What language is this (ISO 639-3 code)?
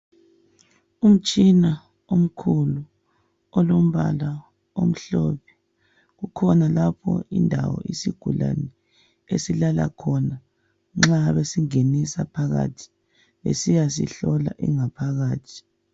nde